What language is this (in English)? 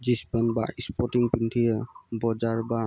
Assamese